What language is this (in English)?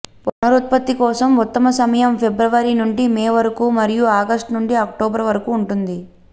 Telugu